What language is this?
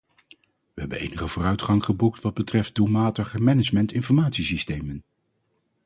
Dutch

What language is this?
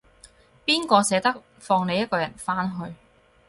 Cantonese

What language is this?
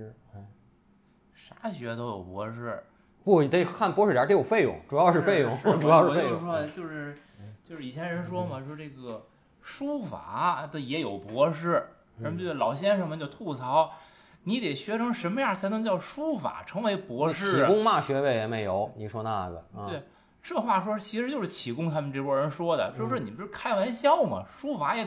Chinese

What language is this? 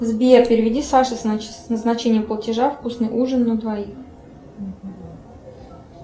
Russian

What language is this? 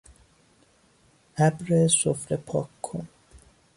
Persian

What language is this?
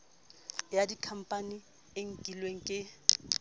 Southern Sotho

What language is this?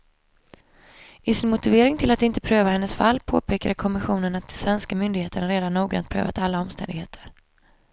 Swedish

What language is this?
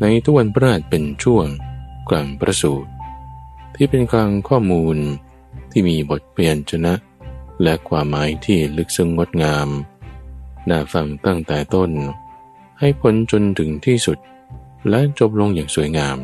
Thai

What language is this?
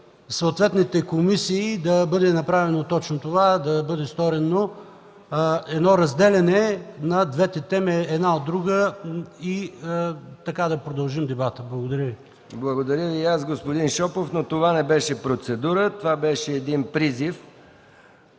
Bulgarian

